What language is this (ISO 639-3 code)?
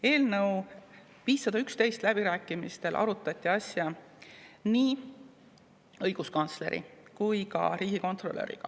est